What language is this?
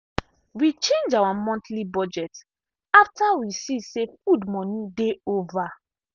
Nigerian Pidgin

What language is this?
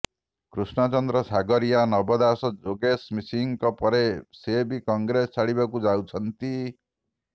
Odia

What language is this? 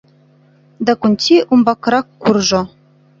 Mari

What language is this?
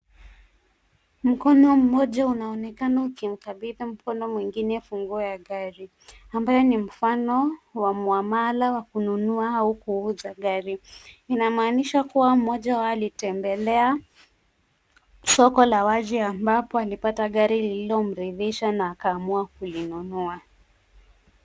Swahili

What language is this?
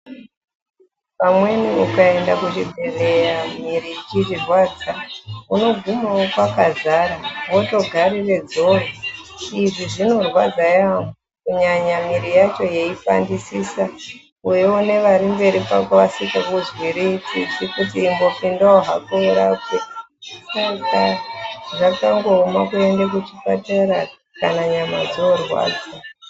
Ndau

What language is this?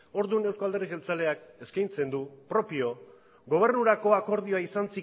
Basque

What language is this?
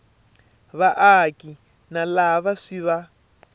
Tsonga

